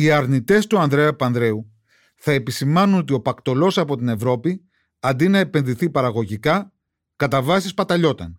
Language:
Greek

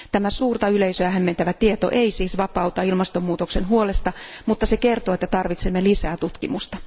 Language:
Finnish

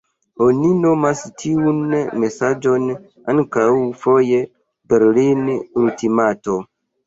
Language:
Esperanto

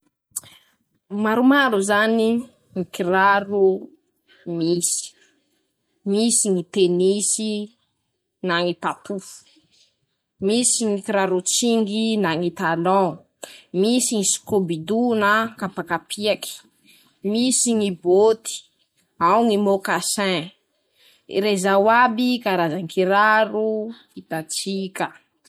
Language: Masikoro Malagasy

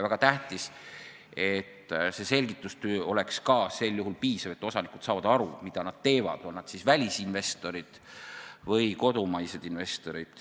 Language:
Estonian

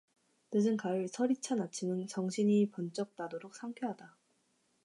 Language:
Korean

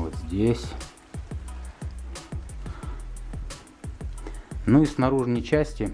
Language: Russian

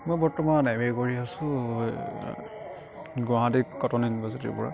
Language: Assamese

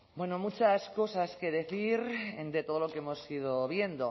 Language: Spanish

